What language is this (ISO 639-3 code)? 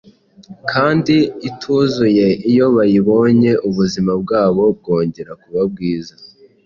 kin